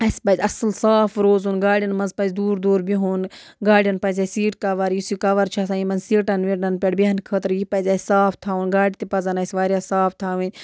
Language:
Kashmiri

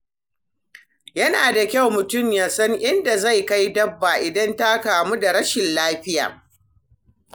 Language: Hausa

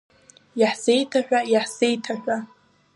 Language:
Abkhazian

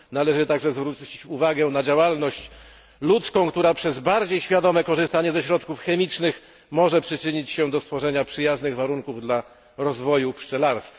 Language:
Polish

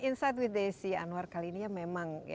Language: Indonesian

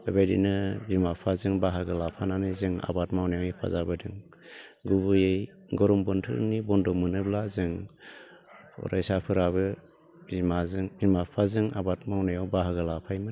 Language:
Bodo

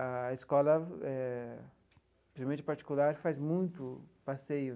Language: Portuguese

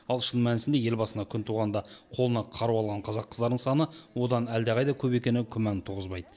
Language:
Kazakh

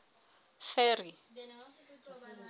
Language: Southern Sotho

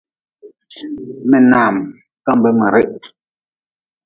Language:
Nawdm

